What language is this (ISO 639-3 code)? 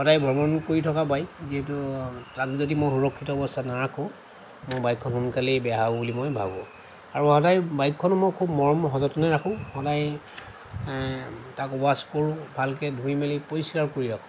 asm